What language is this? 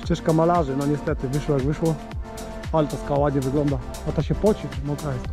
Polish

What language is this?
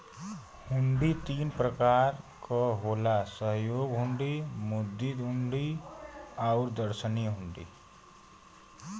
Bhojpuri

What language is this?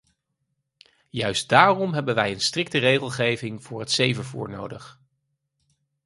Dutch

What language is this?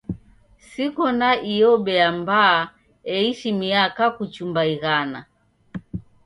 Taita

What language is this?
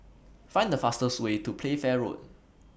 English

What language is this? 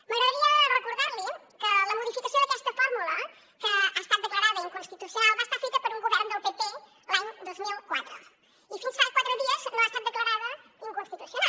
Catalan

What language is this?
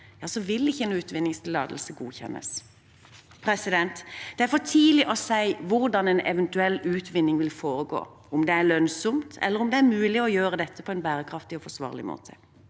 Norwegian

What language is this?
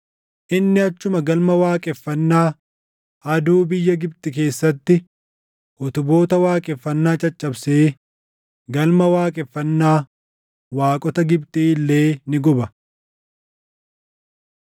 Oromo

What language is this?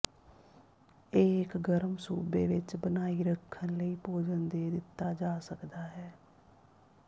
Punjabi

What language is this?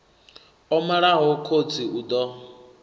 Venda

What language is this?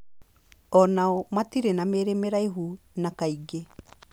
Kikuyu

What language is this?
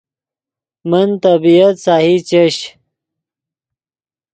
Yidgha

